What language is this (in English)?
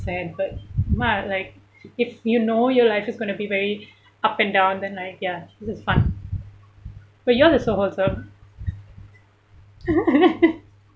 English